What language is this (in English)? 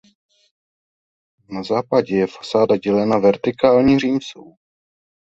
Czech